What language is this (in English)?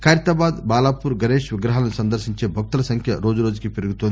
Telugu